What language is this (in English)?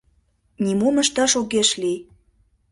Mari